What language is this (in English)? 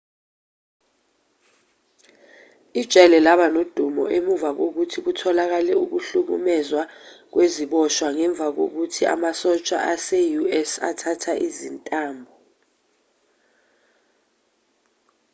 Zulu